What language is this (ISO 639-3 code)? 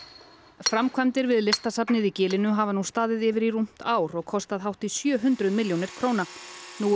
isl